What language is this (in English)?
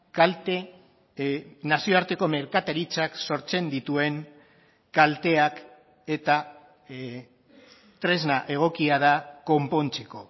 Basque